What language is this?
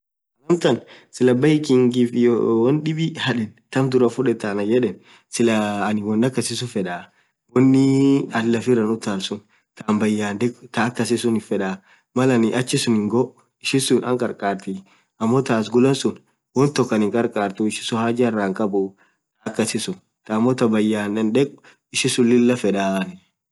Orma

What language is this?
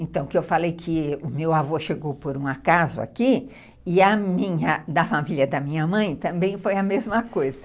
Portuguese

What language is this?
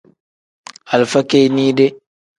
Tem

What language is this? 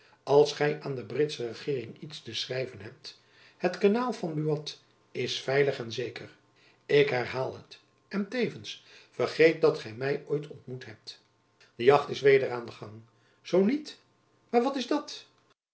Dutch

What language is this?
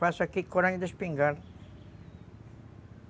Portuguese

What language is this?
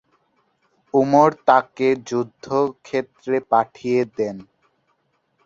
Bangla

